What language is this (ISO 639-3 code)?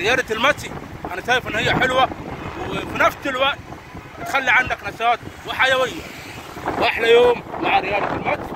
ara